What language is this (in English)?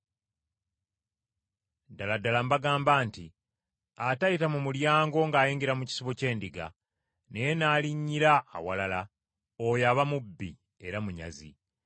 Ganda